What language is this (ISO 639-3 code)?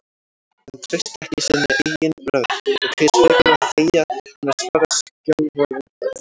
isl